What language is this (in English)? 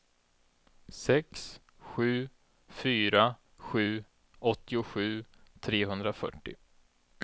Swedish